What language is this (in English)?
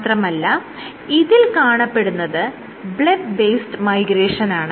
Malayalam